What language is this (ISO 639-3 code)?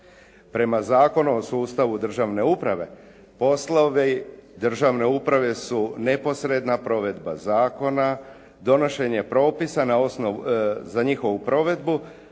hrv